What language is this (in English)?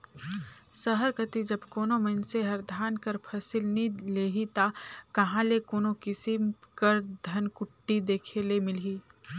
Chhattisgarhi